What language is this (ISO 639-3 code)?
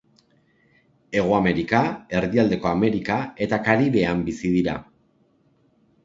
eus